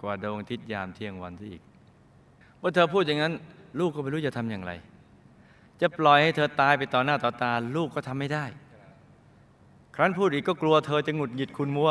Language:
Thai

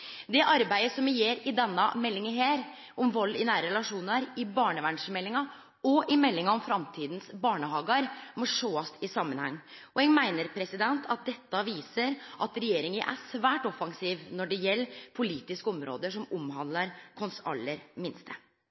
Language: Norwegian Nynorsk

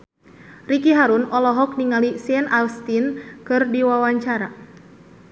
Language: Sundanese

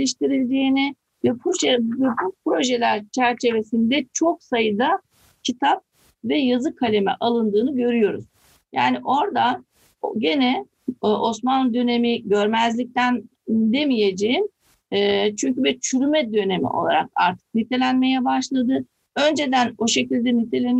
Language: Turkish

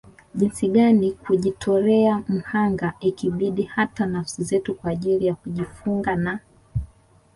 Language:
Swahili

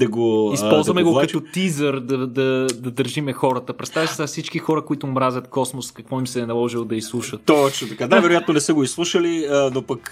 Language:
Bulgarian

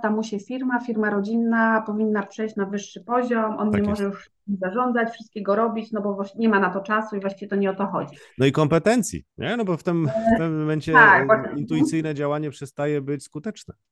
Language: Polish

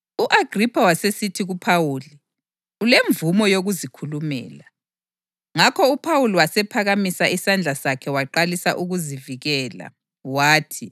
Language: North Ndebele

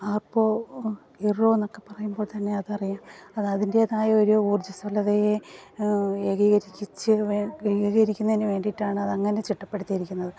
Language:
Malayalam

